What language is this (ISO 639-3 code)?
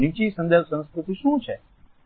guj